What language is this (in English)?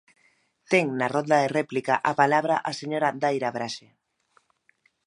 Galician